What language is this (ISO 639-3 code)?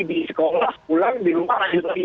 ind